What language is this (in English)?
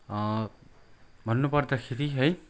Nepali